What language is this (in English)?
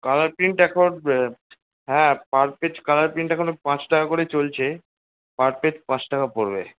Bangla